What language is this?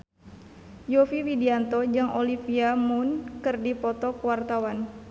Sundanese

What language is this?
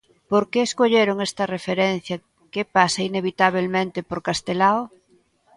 Galician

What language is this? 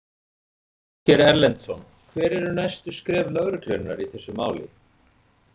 Icelandic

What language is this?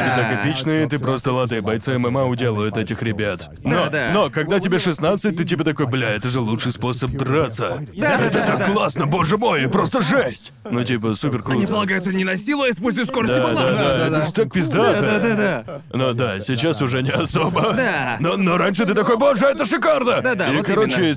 Russian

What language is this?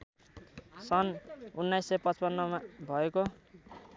Nepali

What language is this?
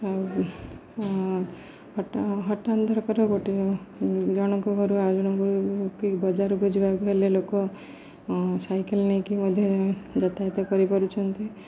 Odia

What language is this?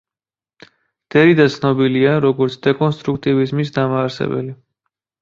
Georgian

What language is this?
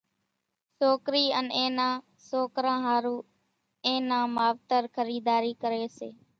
Kachi Koli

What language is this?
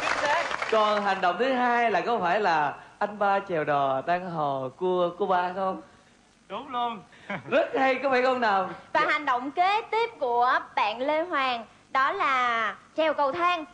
Vietnamese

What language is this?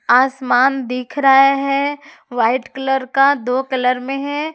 Hindi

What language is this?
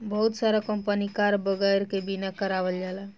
Bhojpuri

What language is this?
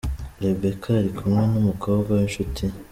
Kinyarwanda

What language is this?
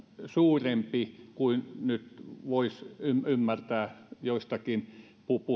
Finnish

